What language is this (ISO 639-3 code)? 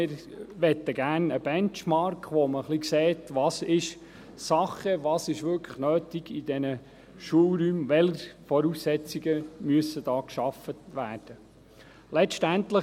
gsw